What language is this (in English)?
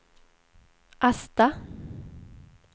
Swedish